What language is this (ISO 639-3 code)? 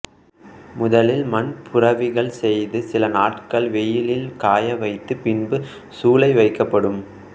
tam